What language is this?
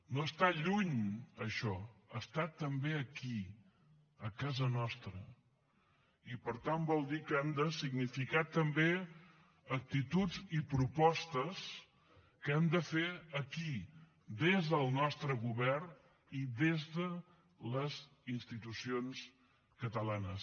Catalan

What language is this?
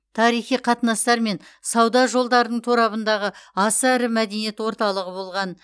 Kazakh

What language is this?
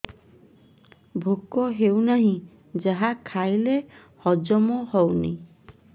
Odia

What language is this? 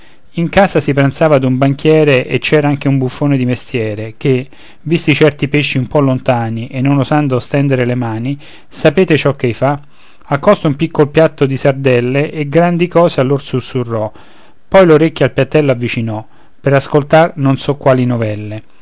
Italian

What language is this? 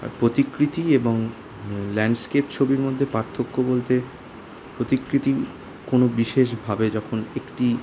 Bangla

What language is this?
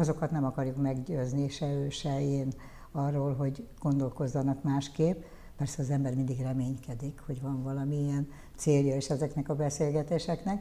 Hungarian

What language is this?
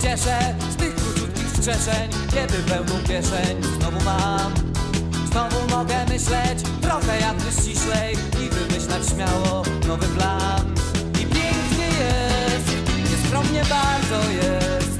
Polish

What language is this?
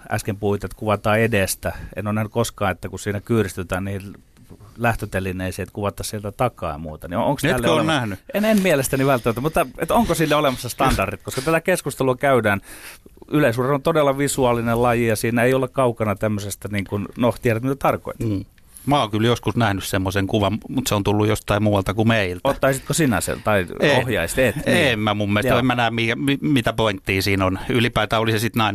Finnish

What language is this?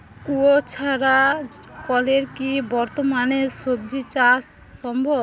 Bangla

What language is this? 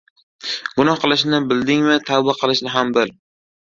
Uzbek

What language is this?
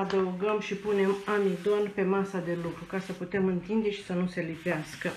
Romanian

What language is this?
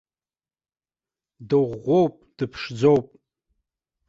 Abkhazian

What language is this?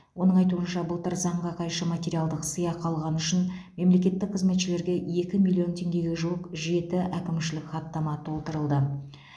Kazakh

